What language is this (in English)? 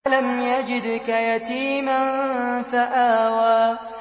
Arabic